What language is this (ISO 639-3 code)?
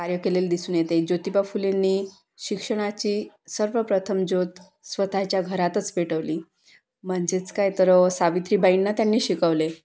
mar